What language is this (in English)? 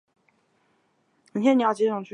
Chinese